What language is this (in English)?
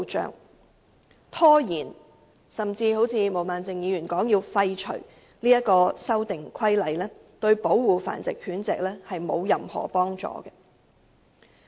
Cantonese